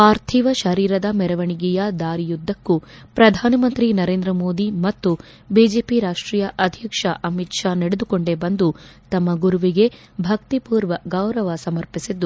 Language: Kannada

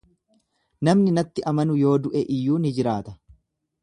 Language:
Oromo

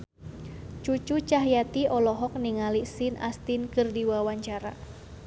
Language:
Sundanese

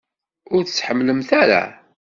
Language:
Kabyle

